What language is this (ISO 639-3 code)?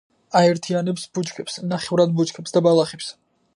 kat